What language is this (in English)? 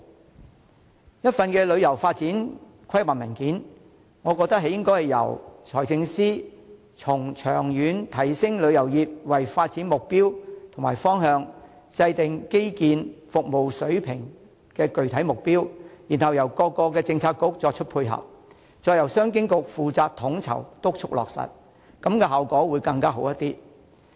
Cantonese